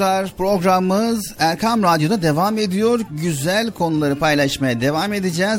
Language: Turkish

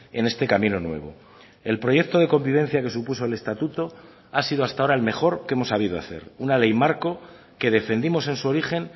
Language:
Spanish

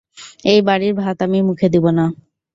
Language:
Bangla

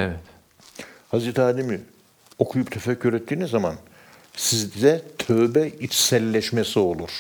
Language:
Turkish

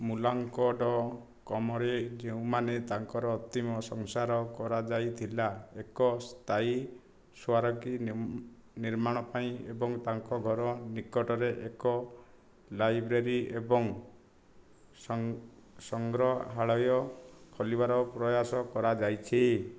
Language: Odia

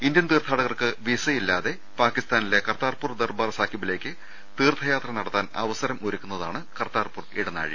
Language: Malayalam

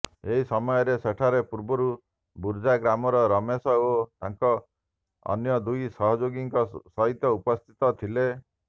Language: Odia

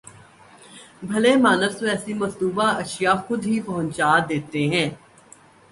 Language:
Urdu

